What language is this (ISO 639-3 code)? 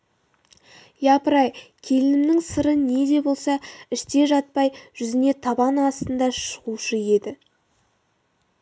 kaz